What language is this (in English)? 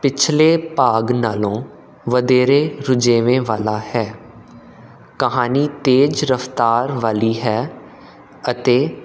Punjabi